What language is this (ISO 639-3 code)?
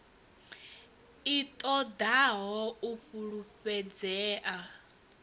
ven